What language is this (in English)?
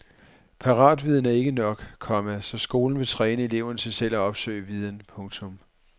Danish